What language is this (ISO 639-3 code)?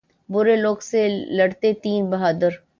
urd